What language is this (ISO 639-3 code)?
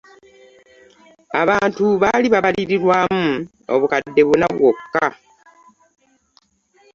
lug